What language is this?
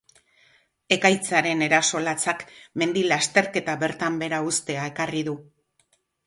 Basque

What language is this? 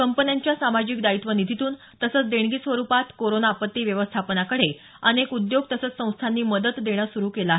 Marathi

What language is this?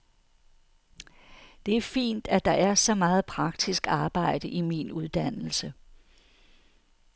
Danish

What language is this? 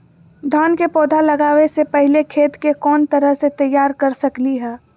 Magahi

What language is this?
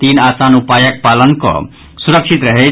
Maithili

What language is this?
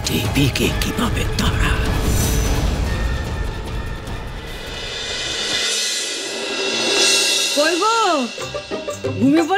Hindi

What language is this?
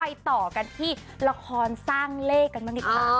Thai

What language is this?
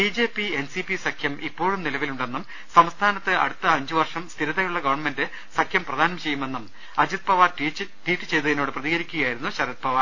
Malayalam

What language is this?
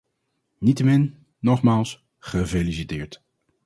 Dutch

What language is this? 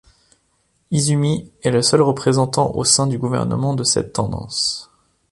French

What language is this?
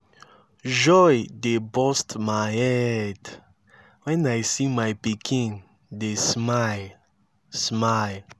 Nigerian Pidgin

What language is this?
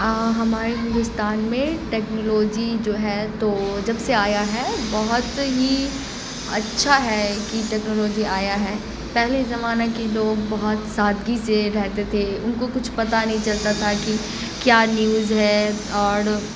Urdu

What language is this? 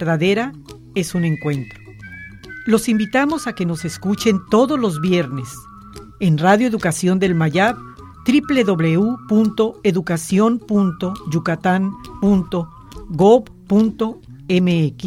Spanish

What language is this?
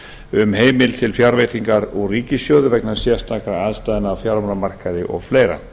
Icelandic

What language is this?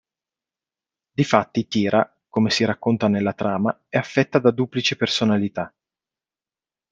Italian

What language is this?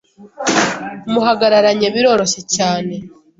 Kinyarwanda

